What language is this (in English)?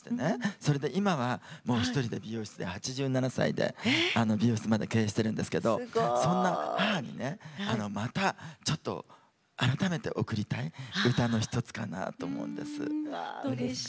Japanese